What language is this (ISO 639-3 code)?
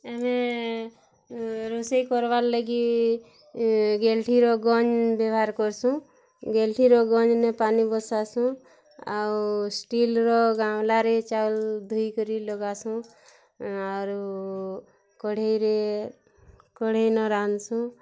ori